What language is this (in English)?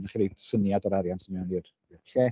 Welsh